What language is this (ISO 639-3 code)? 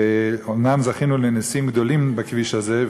heb